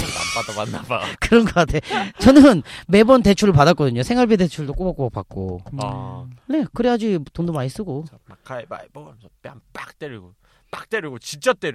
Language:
Korean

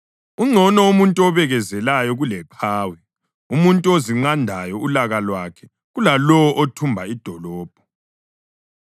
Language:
North Ndebele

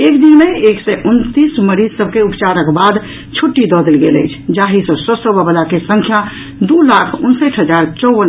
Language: Maithili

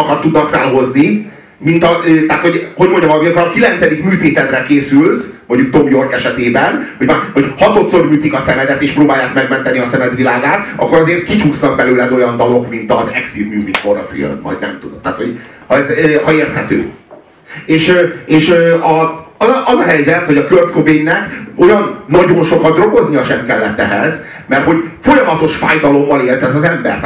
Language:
Hungarian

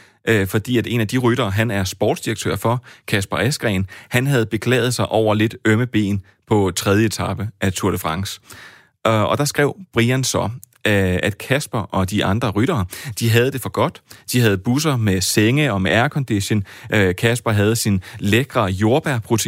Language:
Danish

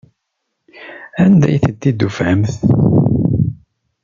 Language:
Kabyle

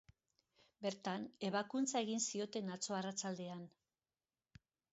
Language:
Basque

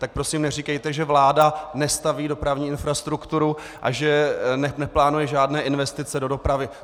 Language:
Czech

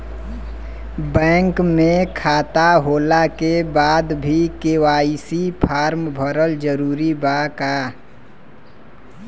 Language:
Bhojpuri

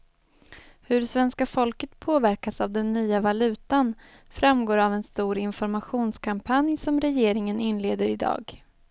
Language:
Swedish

